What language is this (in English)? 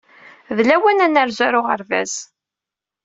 Kabyle